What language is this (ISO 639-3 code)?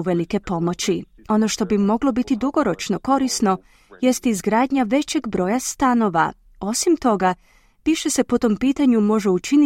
hrv